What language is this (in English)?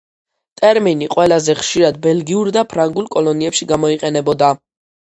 Georgian